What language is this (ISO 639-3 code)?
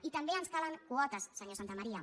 cat